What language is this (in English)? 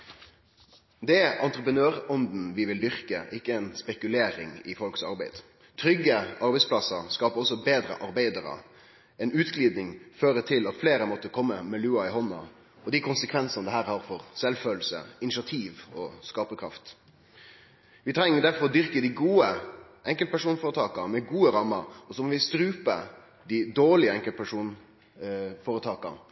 Norwegian Nynorsk